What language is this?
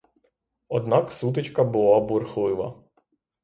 Ukrainian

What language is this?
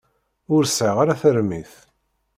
Kabyle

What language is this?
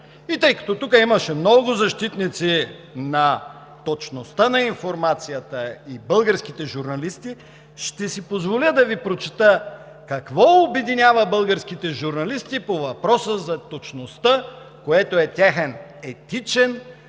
Bulgarian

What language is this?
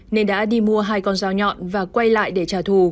Vietnamese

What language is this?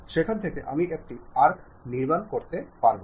Malayalam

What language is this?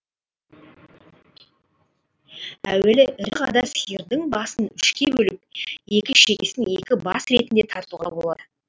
Kazakh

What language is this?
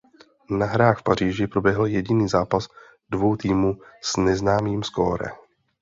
Czech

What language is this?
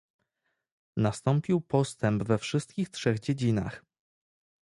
Polish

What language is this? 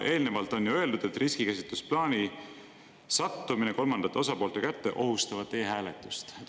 Estonian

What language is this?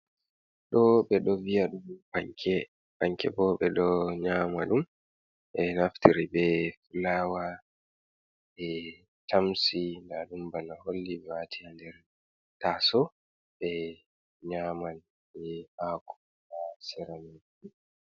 Fula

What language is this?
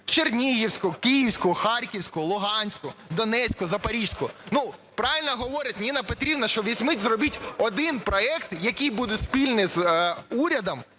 Ukrainian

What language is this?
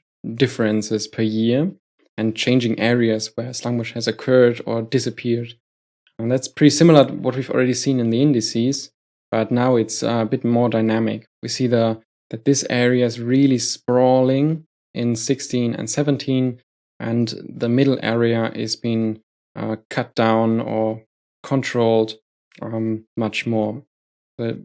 English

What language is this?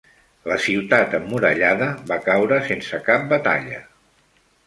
Catalan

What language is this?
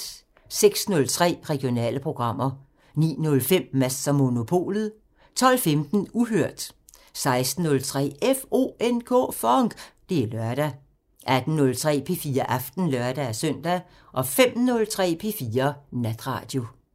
Danish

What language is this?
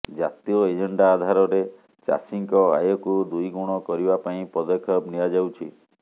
Odia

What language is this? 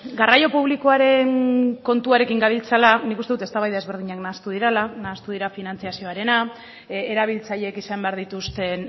Basque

